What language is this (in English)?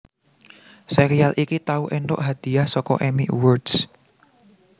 Javanese